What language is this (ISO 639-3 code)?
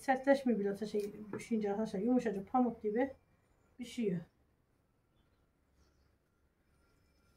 tur